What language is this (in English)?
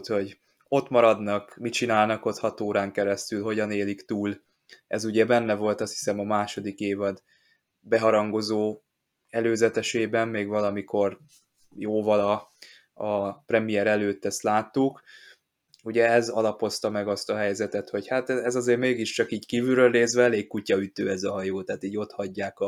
Hungarian